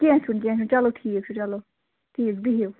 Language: Kashmiri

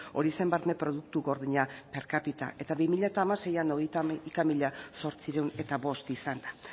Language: Basque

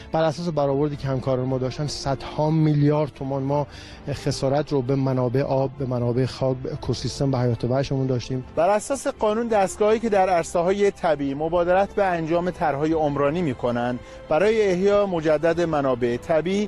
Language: Persian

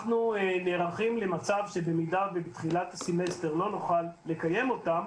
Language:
Hebrew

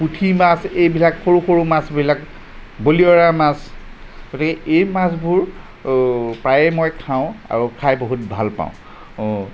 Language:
Assamese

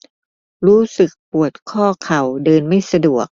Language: Thai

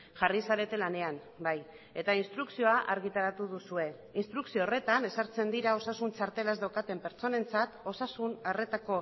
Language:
Basque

